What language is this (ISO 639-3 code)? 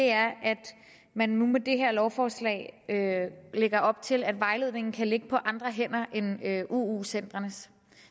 dan